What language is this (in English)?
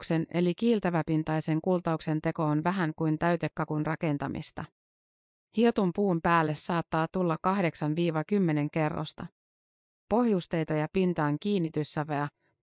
Finnish